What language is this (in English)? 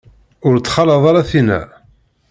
Kabyle